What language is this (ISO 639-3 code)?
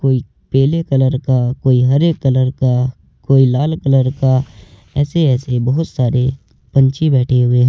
hin